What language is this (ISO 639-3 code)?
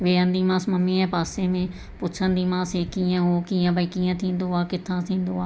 snd